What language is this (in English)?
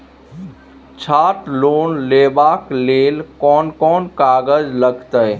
Maithili